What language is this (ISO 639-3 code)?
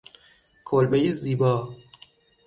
fas